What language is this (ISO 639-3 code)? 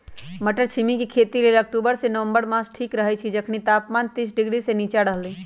mag